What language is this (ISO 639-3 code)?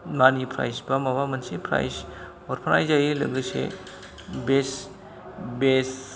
brx